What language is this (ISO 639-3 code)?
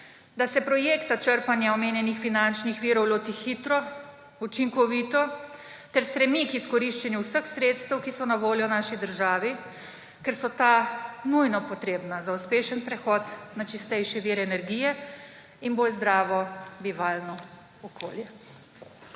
slv